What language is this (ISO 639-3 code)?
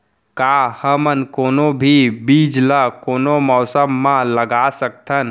hne